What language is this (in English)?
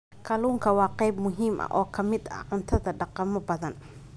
Somali